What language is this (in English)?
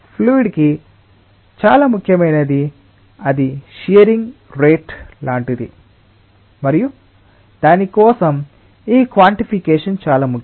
Telugu